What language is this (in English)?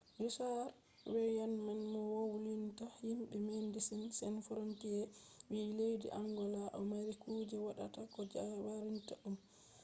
Fula